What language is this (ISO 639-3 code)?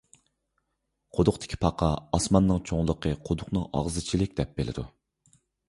uig